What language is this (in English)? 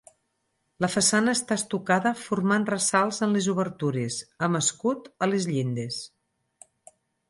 Catalan